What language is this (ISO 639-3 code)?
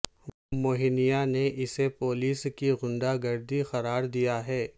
urd